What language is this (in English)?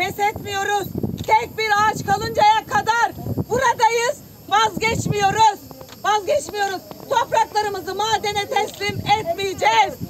Turkish